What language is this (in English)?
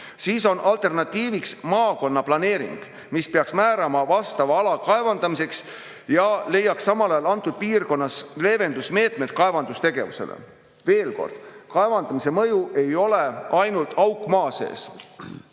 Estonian